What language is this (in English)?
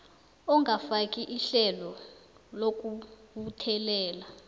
South Ndebele